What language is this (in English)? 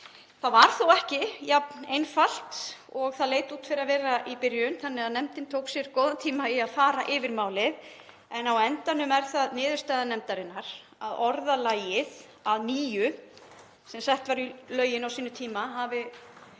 Icelandic